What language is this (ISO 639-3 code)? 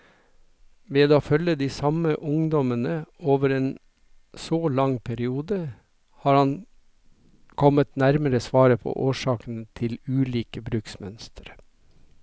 nor